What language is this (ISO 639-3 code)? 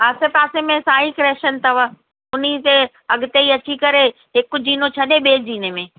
snd